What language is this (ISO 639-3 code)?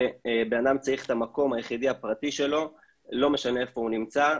heb